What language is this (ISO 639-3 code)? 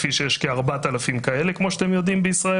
heb